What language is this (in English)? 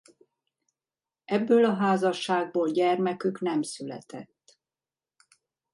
Hungarian